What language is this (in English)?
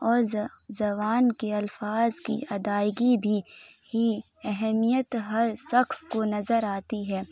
Urdu